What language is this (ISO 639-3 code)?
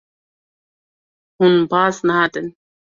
kur